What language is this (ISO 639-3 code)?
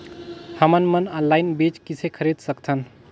hne